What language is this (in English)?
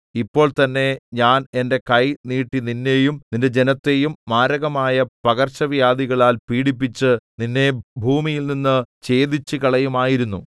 Malayalam